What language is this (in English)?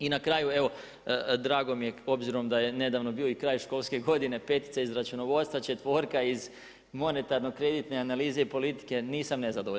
Croatian